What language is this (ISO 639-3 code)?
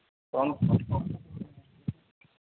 hin